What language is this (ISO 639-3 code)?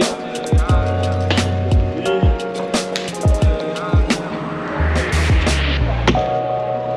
fra